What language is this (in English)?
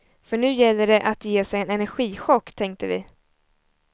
Swedish